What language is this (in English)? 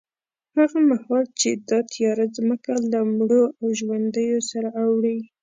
Pashto